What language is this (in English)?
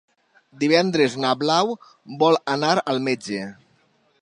Catalan